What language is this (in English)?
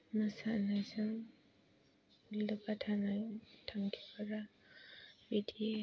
Bodo